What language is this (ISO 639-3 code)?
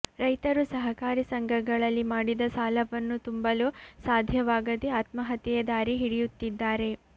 kan